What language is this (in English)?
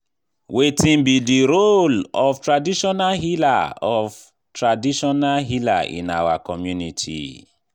Nigerian Pidgin